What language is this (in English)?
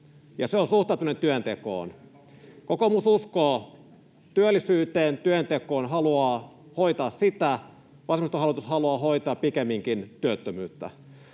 Finnish